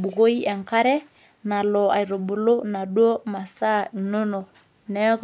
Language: Masai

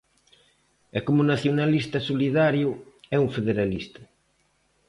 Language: Galician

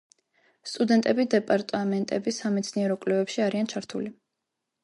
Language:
Georgian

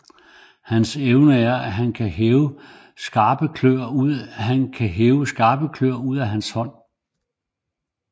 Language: Danish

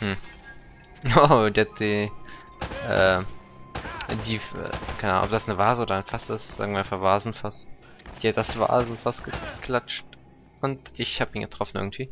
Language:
German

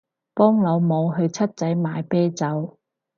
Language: Cantonese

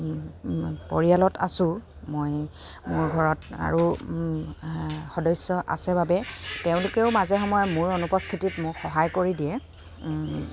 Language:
Assamese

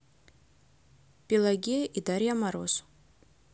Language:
Russian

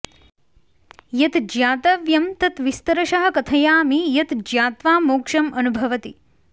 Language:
Sanskrit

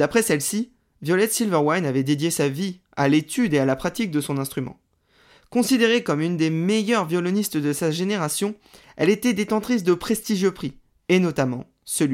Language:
French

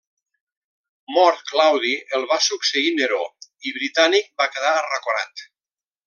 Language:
Catalan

